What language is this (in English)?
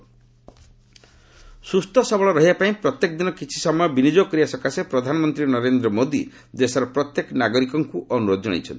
Odia